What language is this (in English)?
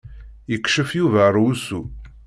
Kabyle